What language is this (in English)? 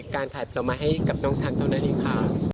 Thai